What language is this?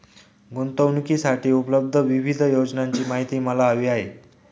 Marathi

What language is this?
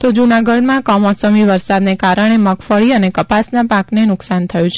Gujarati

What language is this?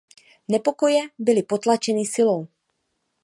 Czech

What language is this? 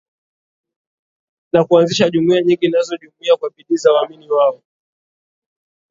Swahili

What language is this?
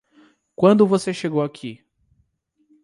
Portuguese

